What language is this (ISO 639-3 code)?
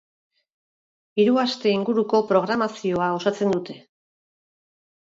eus